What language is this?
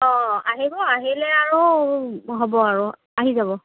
Assamese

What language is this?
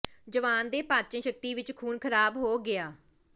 Punjabi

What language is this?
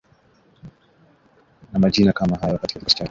Swahili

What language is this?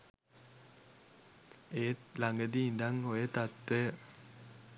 Sinhala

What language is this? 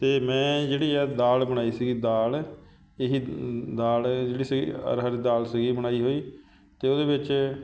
Punjabi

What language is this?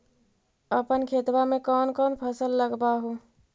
Magahi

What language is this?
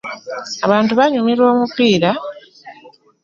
Ganda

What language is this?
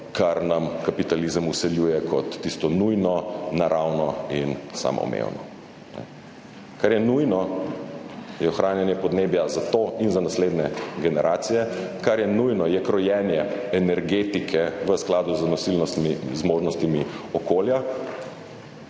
Slovenian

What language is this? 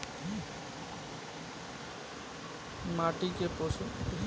Bhojpuri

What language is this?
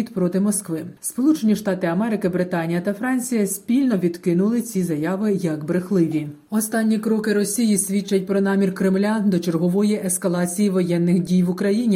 Ukrainian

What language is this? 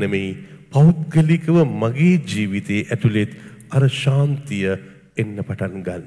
Arabic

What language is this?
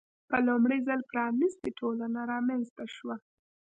Pashto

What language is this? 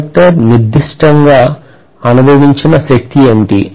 Telugu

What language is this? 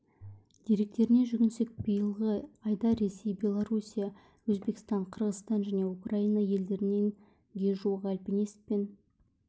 Kazakh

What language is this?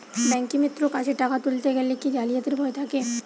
Bangla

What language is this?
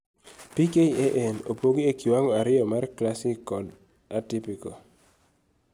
Luo (Kenya and Tanzania)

